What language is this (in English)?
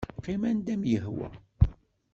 Kabyle